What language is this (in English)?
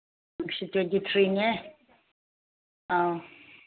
Manipuri